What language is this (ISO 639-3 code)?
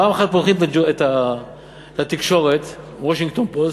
heb